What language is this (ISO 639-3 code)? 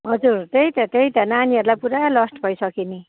nep